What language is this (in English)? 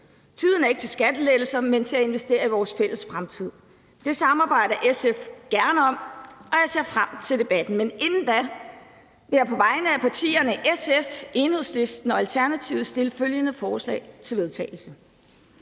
Danish